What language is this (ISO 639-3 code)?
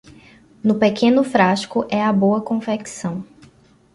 por